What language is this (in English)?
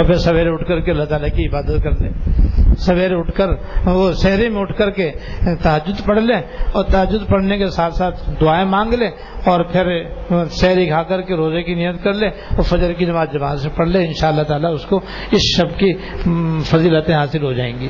Urdu